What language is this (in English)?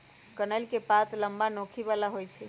Magahi